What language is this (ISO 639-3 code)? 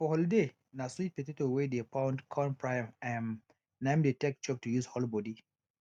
pcm